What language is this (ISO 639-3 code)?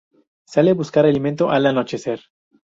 spa